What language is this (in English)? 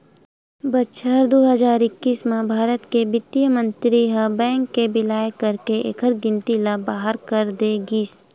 Chhattisgarhi